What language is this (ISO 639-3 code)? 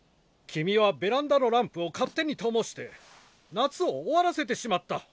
jpn